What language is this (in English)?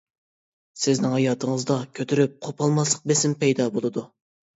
Uyghur